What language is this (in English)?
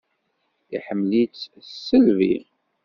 Kabyle